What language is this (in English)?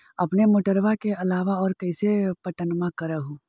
Magahi